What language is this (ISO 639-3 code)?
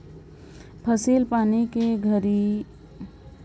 hne